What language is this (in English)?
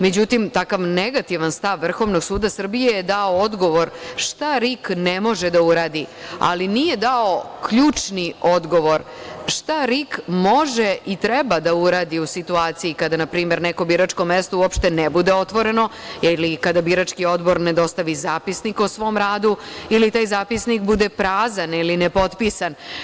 Serbian